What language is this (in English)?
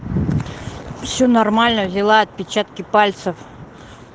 Russian